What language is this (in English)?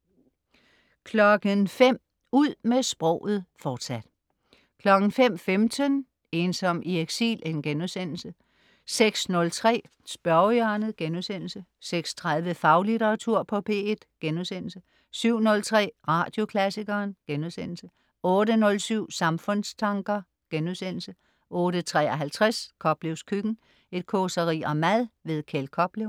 Danish